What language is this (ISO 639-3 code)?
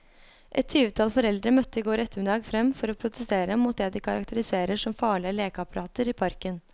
nor